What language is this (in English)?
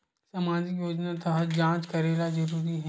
Chhattisgarhi